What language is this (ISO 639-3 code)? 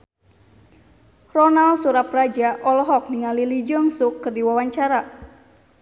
sun